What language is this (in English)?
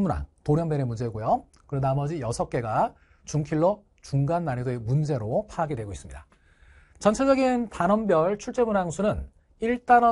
Korean